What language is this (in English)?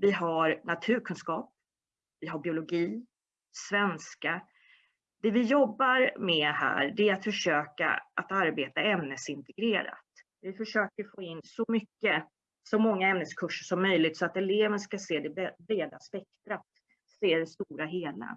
Swedish